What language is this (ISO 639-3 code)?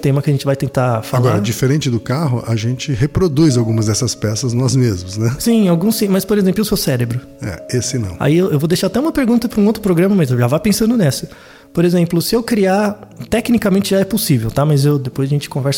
por